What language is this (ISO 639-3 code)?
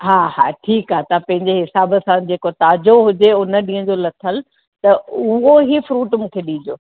snd